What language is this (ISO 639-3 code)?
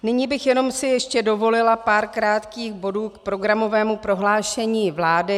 ces